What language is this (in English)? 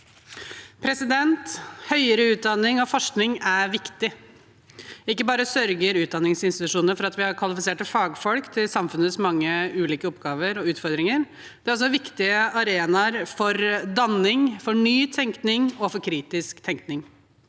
Norwegian